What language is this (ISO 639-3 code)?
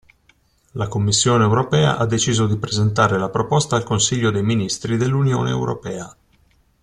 ita